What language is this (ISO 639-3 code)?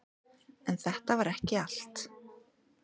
isl